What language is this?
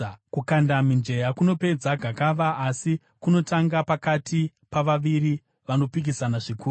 Shona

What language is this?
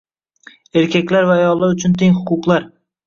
Uzbek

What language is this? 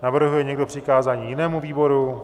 Czech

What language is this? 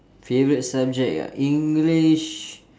English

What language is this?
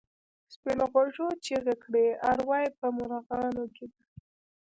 Pashto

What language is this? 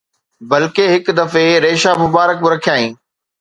Sindhi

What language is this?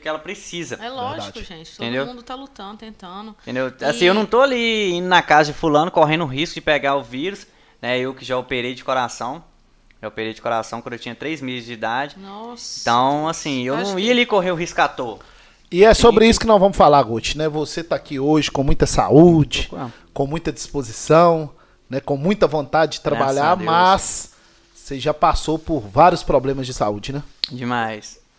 Portuguese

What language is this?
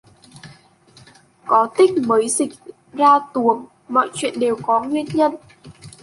Vietnamese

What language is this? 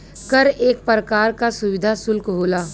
Bhojpuri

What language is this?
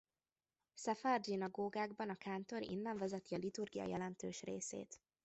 Hungarian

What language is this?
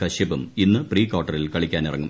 Malayalam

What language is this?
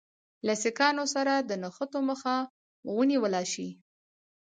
Pashto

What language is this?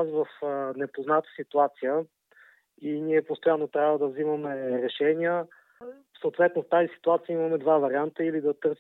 Bulgarian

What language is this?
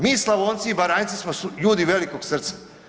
Croatian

